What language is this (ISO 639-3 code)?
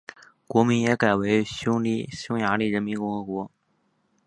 zho